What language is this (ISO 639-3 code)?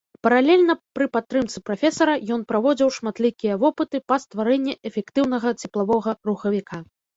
bel